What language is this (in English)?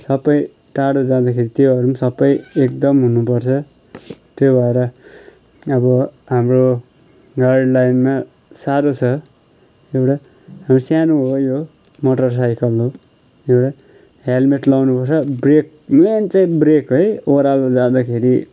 Nepali